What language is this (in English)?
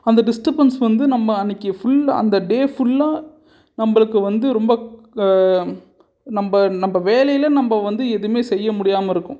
Tamil